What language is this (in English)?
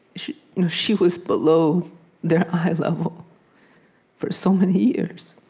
English